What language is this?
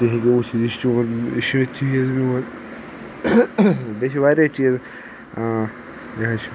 Kashmiri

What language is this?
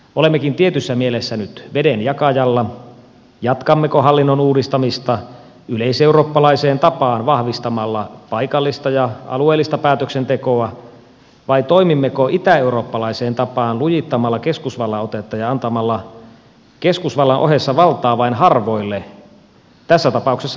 Finnish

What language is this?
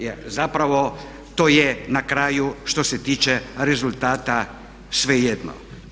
Croatian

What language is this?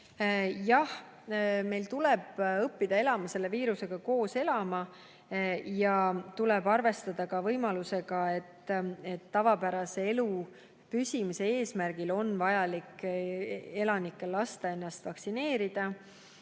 Estonian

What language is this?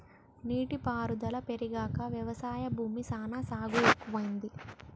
Telugu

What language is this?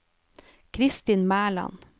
Norwegian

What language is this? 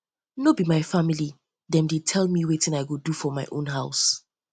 Nigerian Pidgin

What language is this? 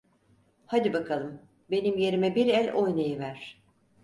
Turkish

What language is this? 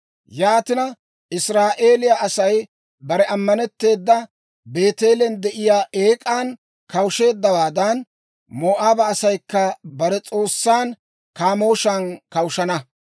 Dawro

